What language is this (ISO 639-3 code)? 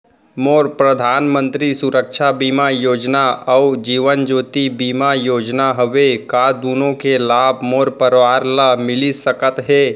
hne